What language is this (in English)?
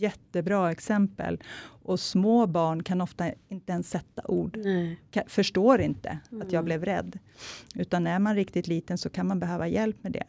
Swedish